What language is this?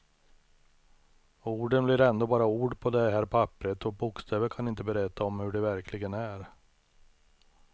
Swedish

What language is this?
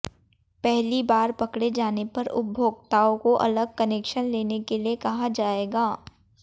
Hindi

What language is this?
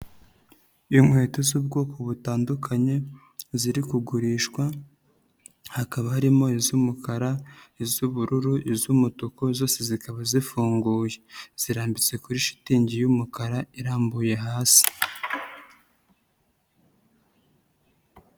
Kinyarwanda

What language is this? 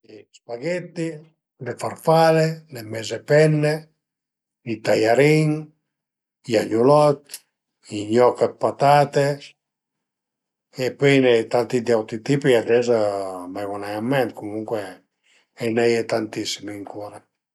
Piedmontese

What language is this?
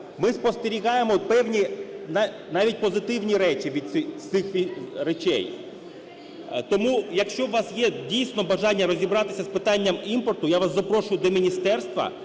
Ukrainian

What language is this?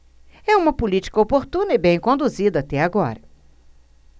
Portuguese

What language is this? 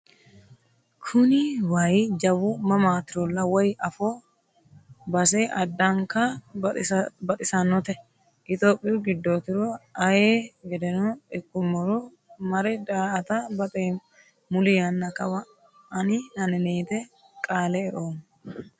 Sidamo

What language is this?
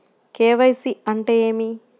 Telugu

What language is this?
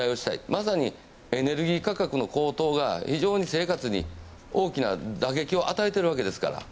Japanese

